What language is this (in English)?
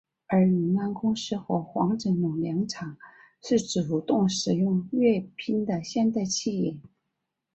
Chinese